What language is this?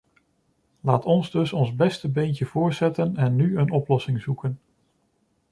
Dutch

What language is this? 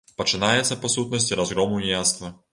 Belarusian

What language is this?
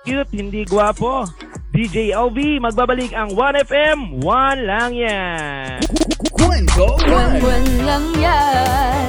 Filipino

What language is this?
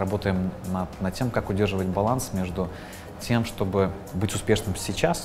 Russian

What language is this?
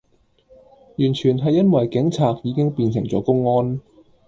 Cantonese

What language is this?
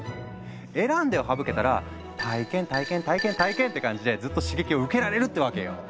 Japanese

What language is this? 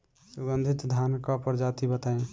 Bhojpuri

